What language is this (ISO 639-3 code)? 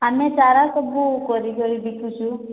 ori